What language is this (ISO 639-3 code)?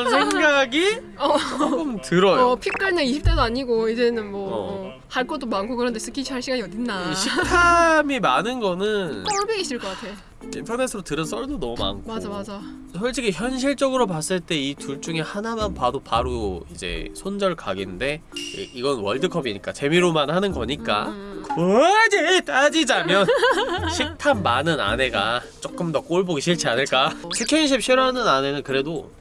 kor